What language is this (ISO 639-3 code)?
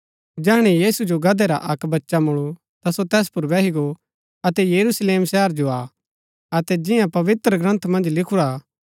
gbk